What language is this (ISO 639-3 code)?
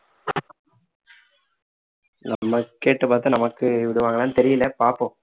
tam